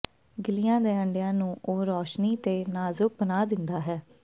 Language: Punjabi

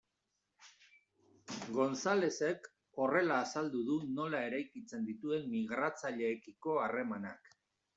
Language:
Basque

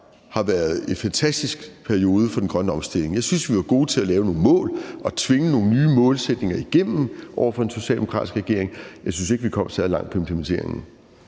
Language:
Danish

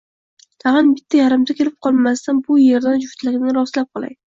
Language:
Uzbek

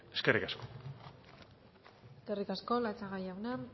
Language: Basque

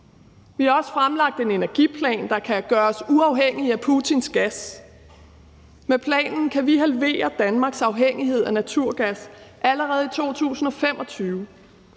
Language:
Danish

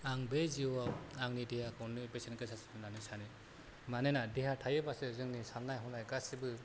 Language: Bodo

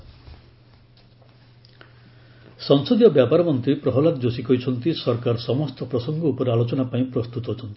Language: Odia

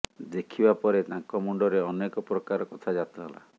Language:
Odia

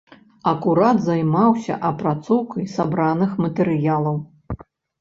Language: Belarusian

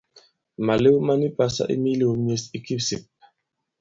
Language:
Bankon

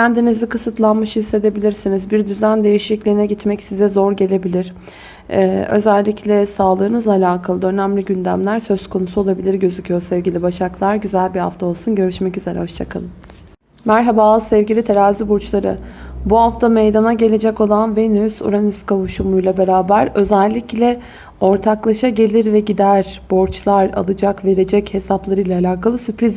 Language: Turkish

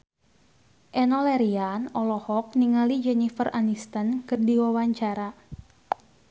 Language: Sundanese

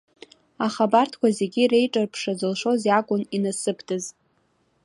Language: Abkhazian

